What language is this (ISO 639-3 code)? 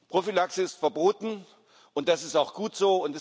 deu